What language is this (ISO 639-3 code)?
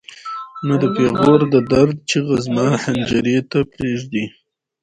pus